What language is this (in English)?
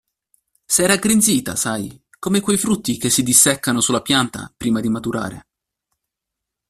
Italian